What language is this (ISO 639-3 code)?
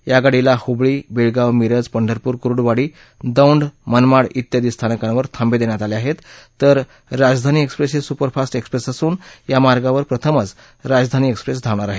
mar